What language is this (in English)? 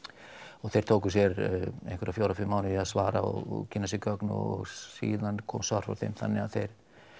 Icelandic